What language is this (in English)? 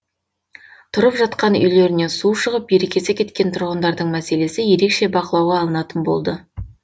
Kazakh